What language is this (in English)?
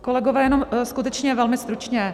Czech